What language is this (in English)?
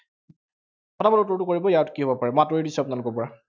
Assamese